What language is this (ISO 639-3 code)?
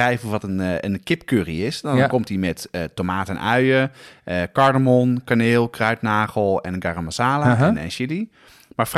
nld